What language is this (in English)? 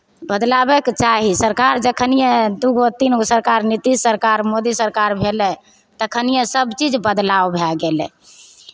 Maithili